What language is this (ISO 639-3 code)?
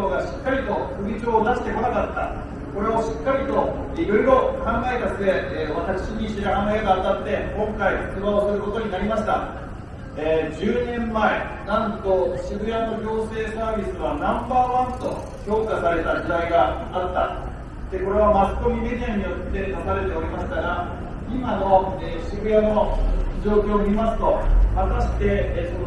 jpn